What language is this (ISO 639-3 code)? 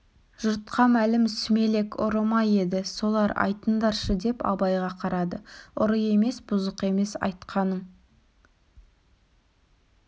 kaz